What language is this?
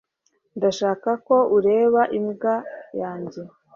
Kinyarwanda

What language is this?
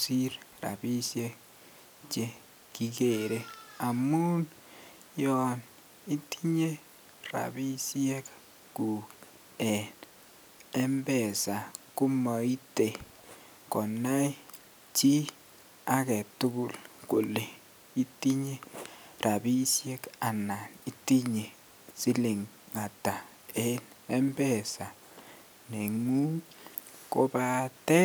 Kalenjin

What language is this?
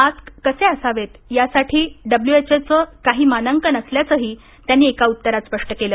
Marathi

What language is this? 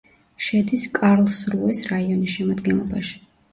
Georgian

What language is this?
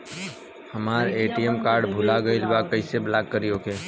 Bhojpuri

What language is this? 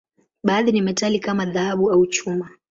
Swahili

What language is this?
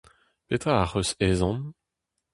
Breton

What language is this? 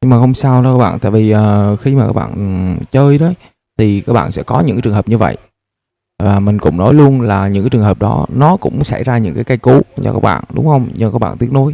Vietnamese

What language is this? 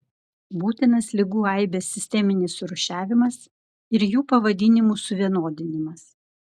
Lithuanian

